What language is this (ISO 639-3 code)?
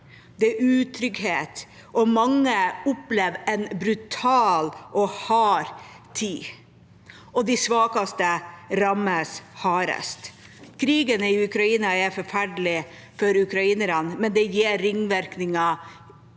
nor